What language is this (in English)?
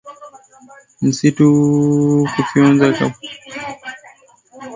Swahili